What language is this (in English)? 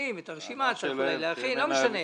Hebrew